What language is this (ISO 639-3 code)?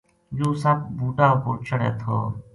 gju